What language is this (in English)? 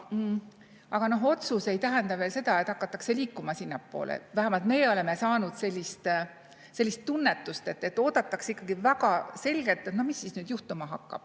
Estonian